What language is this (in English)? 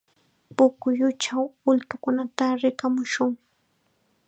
Chiquián Ancash Quechua